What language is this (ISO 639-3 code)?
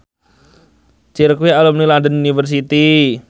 jav